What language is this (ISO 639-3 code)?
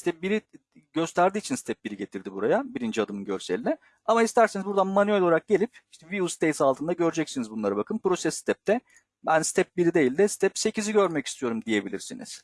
tur